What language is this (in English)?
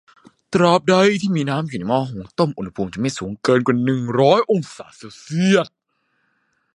Thai